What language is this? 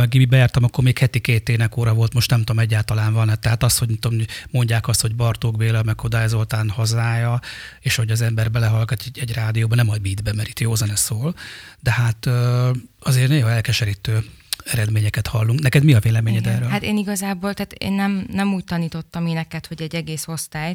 Hungarian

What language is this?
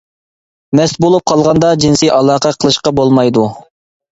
Uyghur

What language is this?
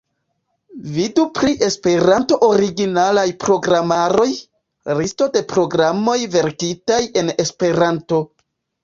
Esperanto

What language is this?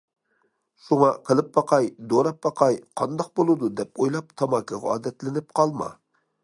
Uyghur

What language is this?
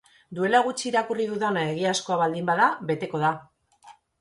Basque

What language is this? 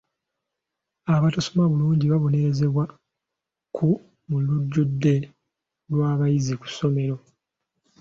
Ganda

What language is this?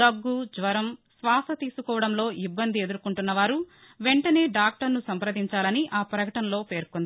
Telugu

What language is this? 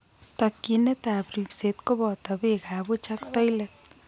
Kalenjin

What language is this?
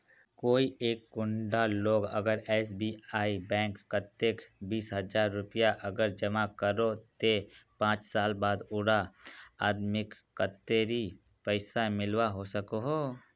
Magahi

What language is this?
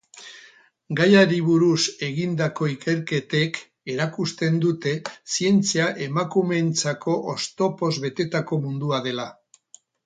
Basque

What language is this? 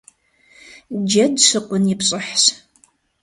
Kabardian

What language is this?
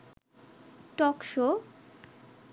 Bangla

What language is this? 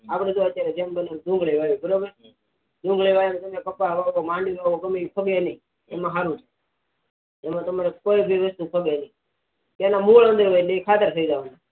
Gujarati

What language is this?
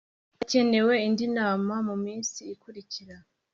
Kinyarwanda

